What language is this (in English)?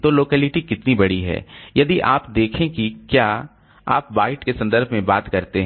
Hindi